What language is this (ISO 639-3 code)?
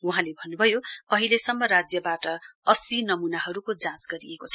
nep